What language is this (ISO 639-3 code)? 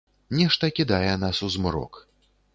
bel